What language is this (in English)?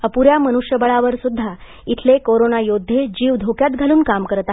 Marathi